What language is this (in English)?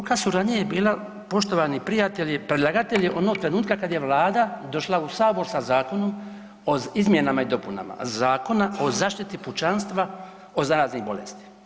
Croatian